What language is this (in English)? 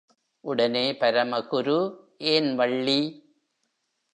Tamil